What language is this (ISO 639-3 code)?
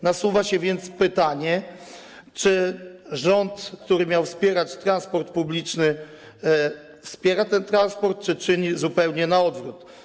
pol